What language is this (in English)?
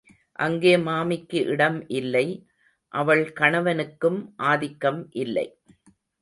Tamil